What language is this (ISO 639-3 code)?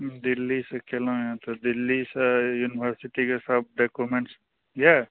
mai